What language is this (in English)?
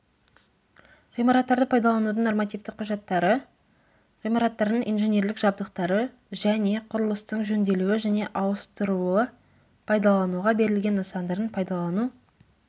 Kazakh